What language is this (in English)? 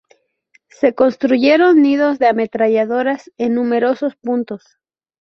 Spanish